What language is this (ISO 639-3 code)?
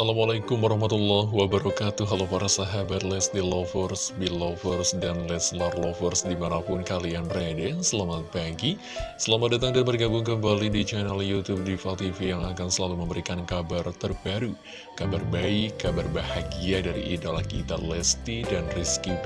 ind